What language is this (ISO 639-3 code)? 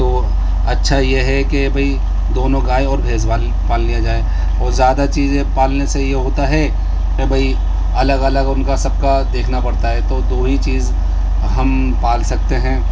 urd